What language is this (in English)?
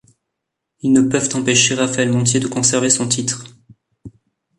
French